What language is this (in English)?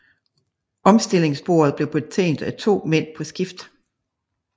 Danish